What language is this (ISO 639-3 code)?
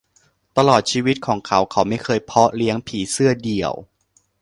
tha